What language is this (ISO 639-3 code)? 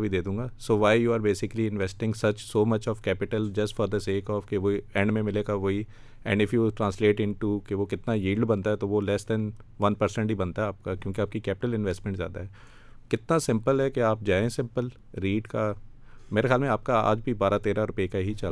urd